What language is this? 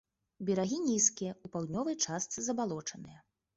Belarusian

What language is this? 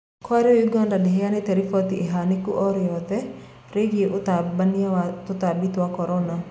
Kikuyu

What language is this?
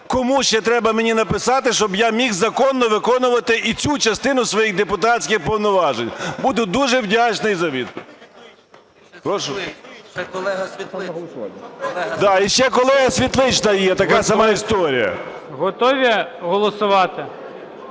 Ukrainian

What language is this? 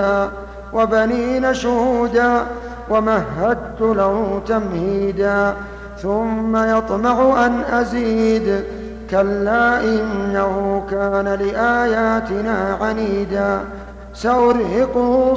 Arabic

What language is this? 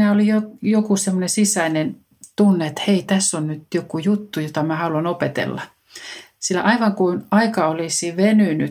Finnish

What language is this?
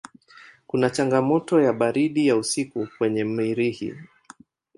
Swahili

